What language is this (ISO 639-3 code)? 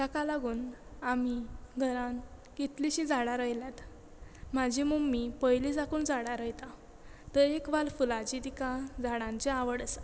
kok